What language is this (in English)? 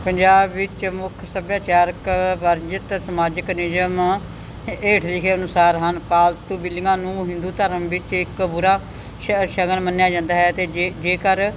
Punjabi